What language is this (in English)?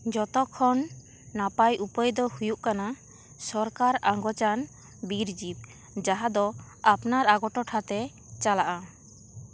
Santali